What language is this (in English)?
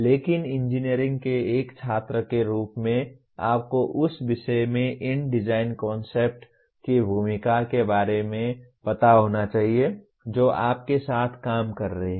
Hindi